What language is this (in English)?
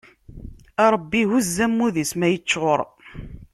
Kabyle